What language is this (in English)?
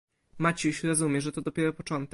Polish